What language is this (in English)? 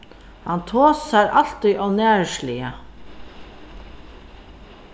Faroese